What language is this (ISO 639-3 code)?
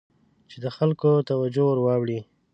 pus